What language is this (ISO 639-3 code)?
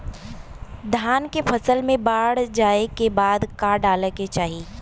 bho